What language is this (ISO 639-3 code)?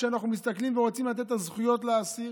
heb